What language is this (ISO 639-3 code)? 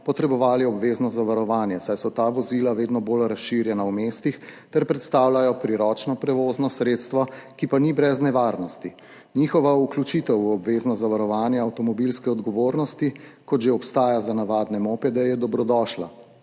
slv